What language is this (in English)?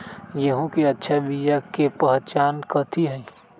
Magahi